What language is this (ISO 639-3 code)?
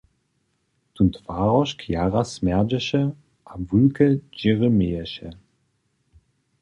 hsb